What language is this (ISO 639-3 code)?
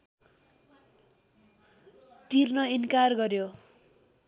nep